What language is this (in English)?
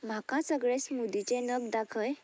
Konkani